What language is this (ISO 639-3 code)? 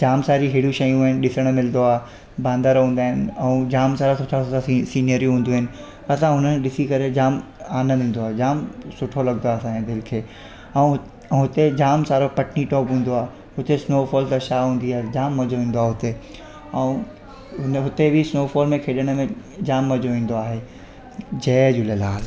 snd